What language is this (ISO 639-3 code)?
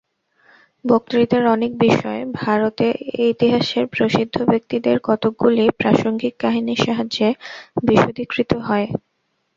ben